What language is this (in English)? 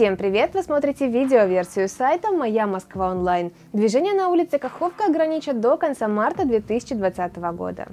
Russian